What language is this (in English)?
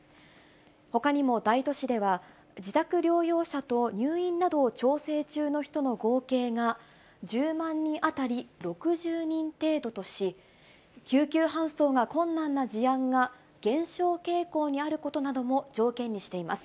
Japanese